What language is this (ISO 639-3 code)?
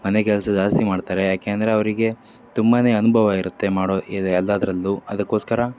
kan